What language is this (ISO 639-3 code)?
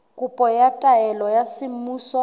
sot